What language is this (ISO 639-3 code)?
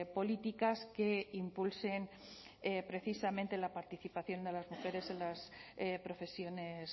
spa